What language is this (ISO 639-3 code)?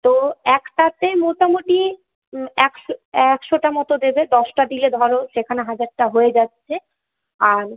ben